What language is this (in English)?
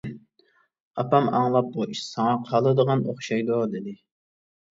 Uyghur